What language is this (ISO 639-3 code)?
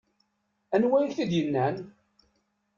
kab